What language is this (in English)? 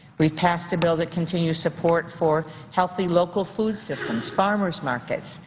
English